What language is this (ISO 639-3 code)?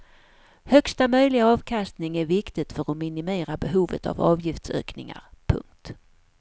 swe